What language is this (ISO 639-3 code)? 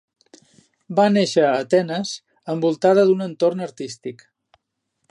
cat